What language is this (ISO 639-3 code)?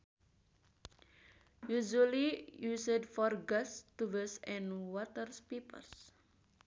sun